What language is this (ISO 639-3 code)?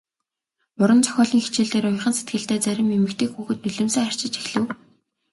mon